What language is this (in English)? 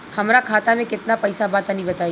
Bhojpuri